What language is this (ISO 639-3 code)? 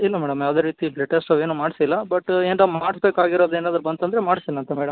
kan